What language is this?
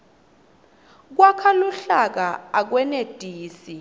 Swati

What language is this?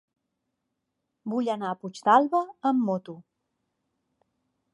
Catalan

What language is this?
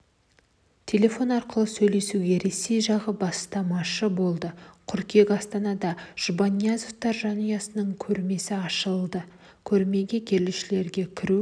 Kazakh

